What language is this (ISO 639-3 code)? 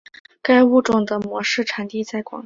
zho